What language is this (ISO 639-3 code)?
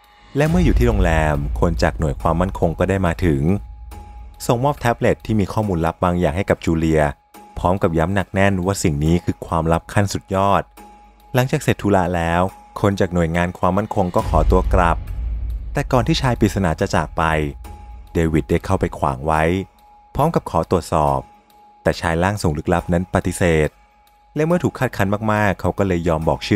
tha